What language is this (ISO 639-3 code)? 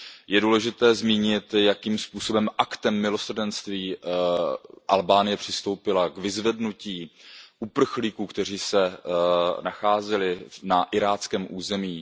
ces